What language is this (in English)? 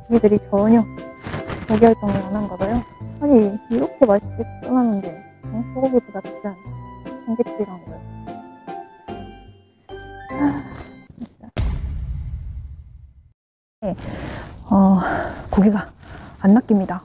Korean